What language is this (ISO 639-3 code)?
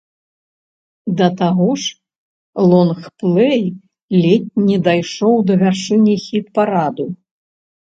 bel